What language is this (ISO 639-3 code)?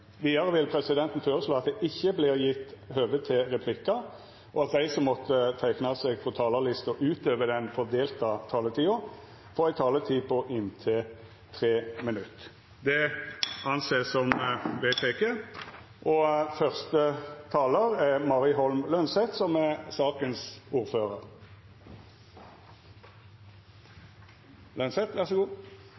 nor